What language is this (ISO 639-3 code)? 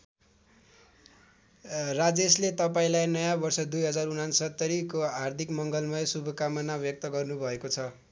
nep